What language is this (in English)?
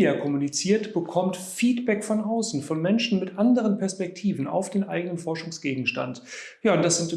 German